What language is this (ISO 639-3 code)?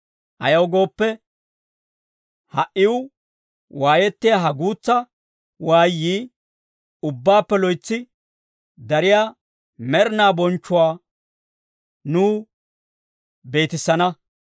dwr